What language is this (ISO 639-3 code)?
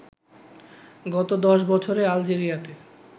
ben